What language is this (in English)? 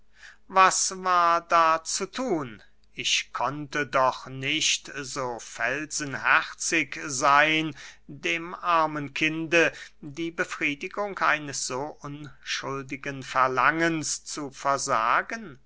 German